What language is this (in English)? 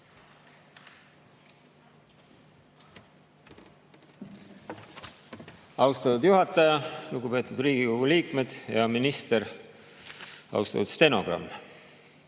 Estonian